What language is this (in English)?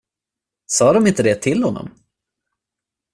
Swedish